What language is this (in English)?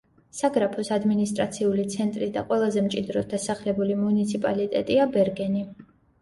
Georgian